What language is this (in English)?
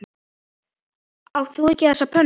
Icelandic